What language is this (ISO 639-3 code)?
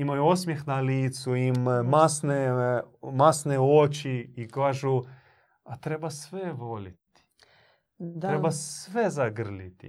hrv